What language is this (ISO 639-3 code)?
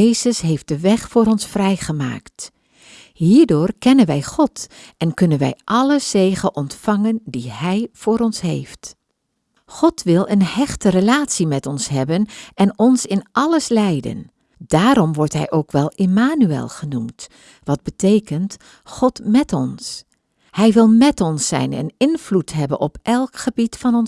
nld